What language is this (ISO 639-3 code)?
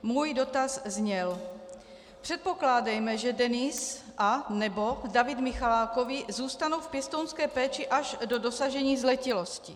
ces